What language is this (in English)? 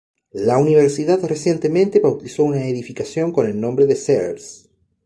Spanish